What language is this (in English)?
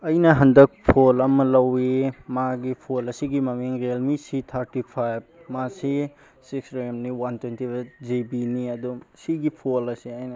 Manipuri